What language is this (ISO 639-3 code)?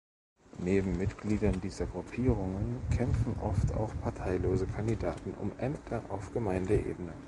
deu